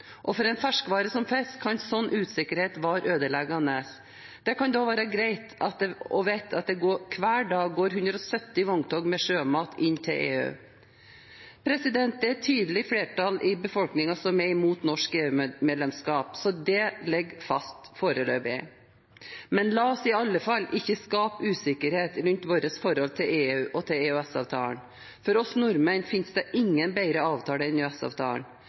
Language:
Norwegian Bokmål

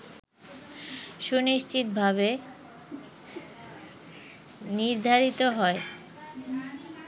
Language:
Bangla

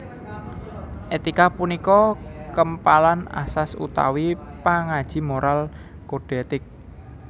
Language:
Javanese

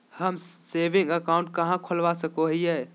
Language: Magahi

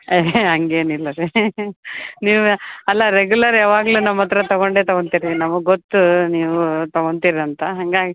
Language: Kannada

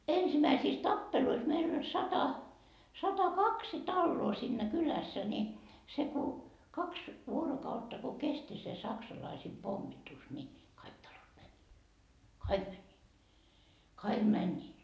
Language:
Finnish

